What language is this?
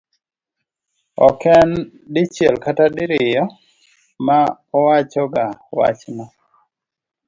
Luo (Kenya and Tanzania)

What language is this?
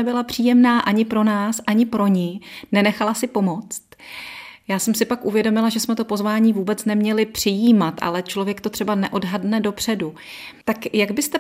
Czech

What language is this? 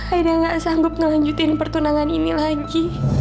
Indonesian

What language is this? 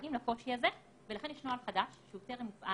Hebrew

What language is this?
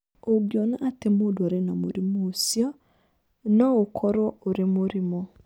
Kikuyu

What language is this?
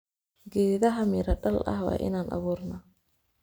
Somali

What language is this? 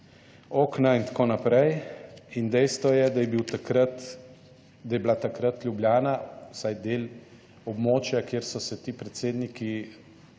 Slovenian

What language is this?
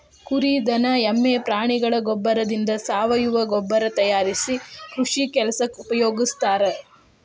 Kannada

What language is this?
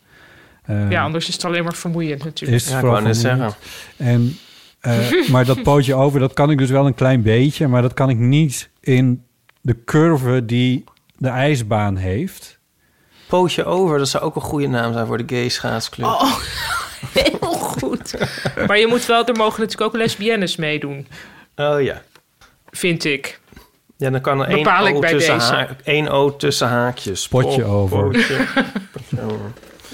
Dutch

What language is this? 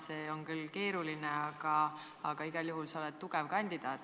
Estonian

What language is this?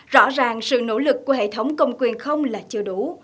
Vietnamese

